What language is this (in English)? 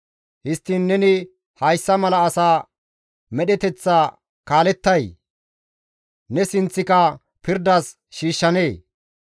Gamo